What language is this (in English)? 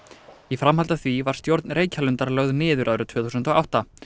Icelandic